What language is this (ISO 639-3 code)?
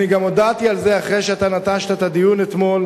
heb